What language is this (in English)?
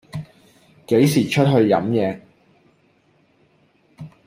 Cantonese